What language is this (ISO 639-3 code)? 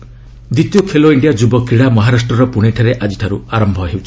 ori